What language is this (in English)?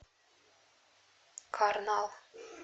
Russian